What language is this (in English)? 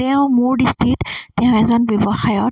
Assamese